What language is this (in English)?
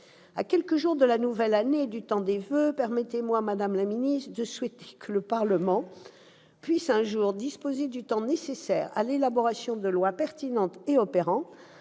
French